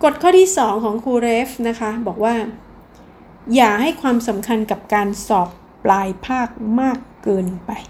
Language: Thai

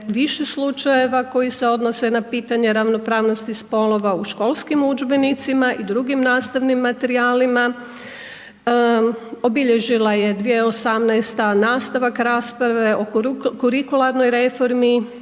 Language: Croatian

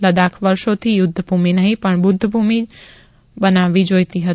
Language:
Gujarati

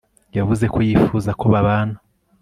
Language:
Kinyarwanda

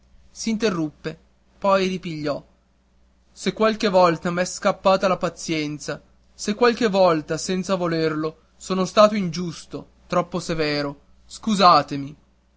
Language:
Italian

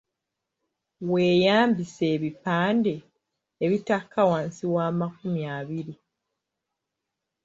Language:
Ganda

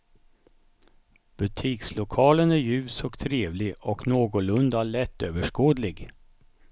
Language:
Swedish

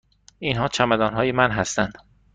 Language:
Persian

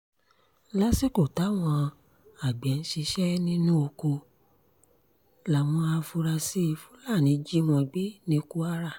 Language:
Yoruba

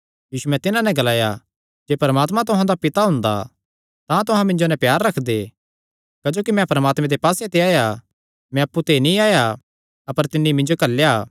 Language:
Kangri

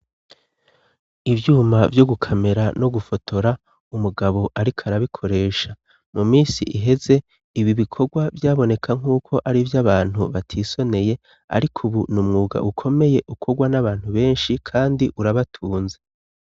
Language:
Rundi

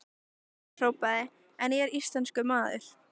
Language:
Icelandic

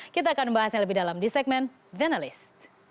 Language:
Indonesian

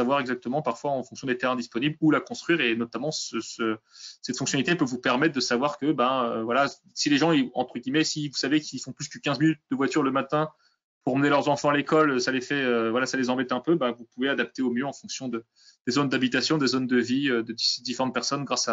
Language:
French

